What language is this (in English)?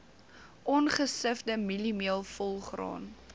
Afrikaans